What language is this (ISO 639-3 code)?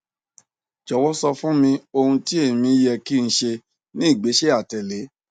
yor